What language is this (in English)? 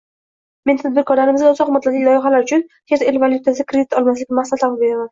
Uzbek